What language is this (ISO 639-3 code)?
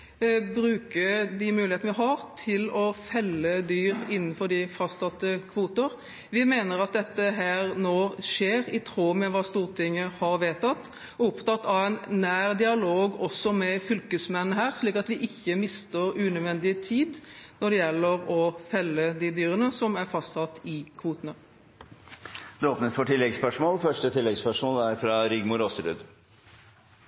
nor